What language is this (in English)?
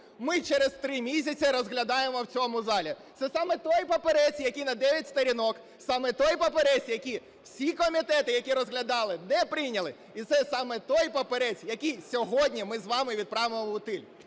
Ukrainian